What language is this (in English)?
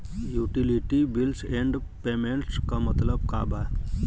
Bhojpuri